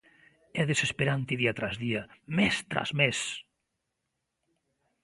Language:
Galician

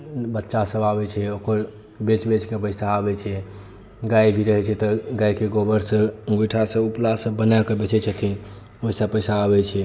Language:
Maithili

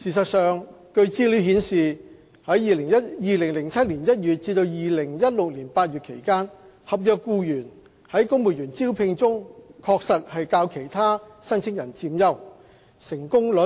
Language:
Cantonese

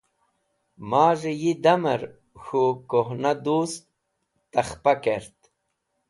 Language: Wakhi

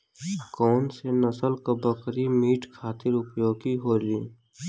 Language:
Bhojpuri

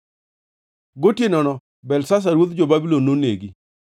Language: Luo (Kenya and Tanzania)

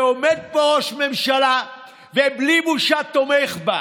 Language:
Hebrew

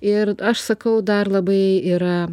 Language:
Lithuanian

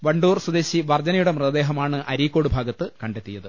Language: Malayalam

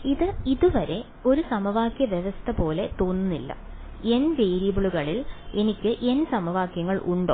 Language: Malayalam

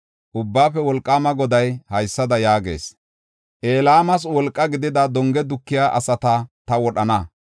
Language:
Gofa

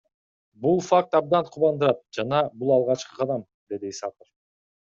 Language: Kyrgyz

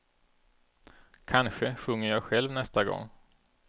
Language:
Swedish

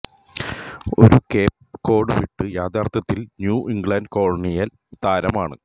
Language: Malayalam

